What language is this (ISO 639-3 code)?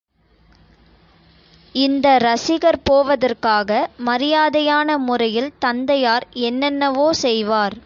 tam